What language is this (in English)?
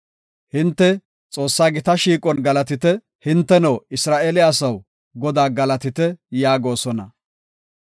Gofa